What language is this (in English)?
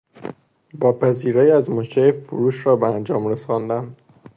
Persian